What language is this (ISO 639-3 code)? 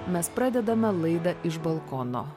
lit